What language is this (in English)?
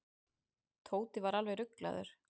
Icelandic